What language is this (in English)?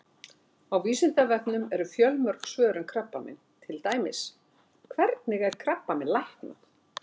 Icelandic